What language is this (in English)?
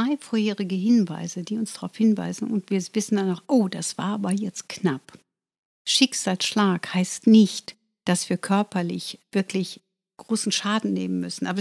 German